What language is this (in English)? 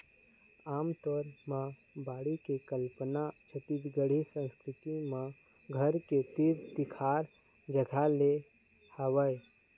Chhattisgarhi